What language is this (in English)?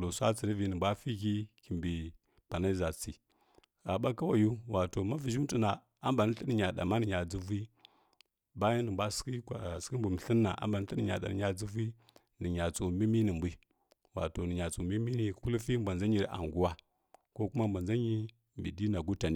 Kirya-Konzəl